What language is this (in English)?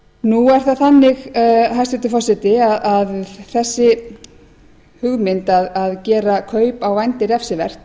Icelandic